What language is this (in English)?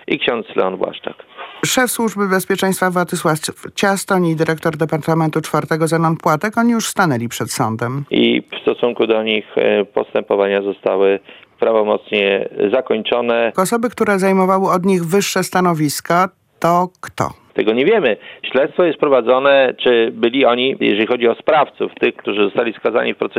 Polish